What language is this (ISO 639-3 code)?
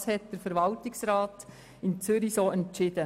gsw